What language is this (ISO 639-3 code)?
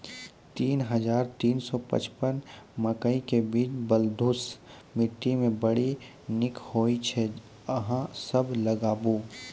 mai